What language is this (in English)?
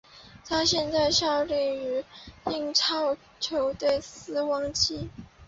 Chinese